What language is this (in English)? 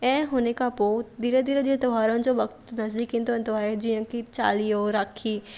Sindhi